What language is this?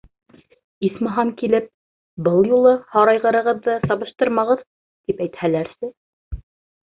Bashkir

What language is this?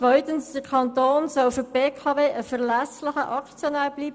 Swiss German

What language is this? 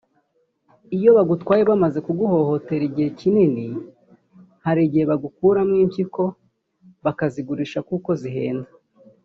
Kinyarwanda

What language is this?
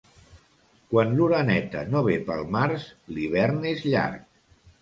Catalan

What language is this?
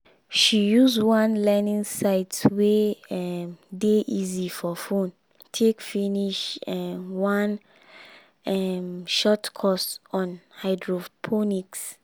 Nigerian Pidgin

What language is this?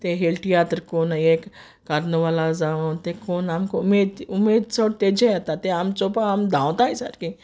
Konkani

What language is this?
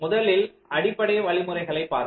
Tamil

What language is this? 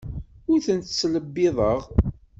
Kabyle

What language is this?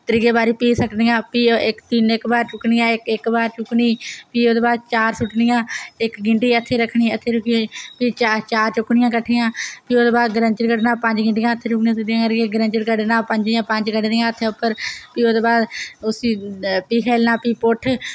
Dogri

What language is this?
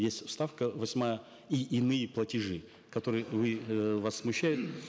Kazakh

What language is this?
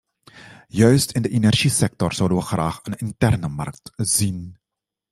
Dutch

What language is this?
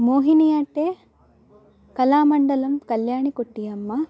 Sanskrit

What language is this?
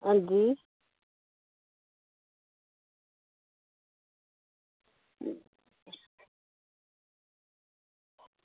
Dogri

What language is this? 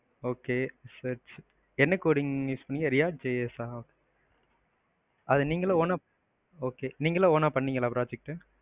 Tamil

